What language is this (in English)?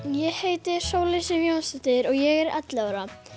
Icelandic